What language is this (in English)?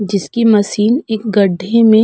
Hindi